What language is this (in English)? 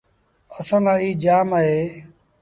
Sindhi Bhil